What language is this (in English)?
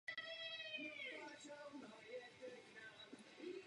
Czech